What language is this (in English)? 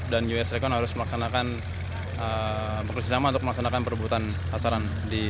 Indonesian